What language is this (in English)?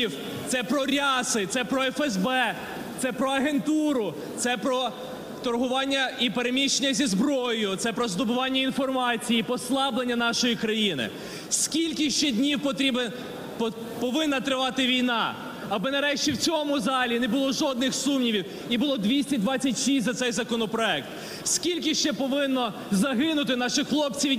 Ukrainian